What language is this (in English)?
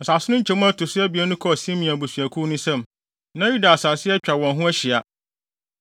Akan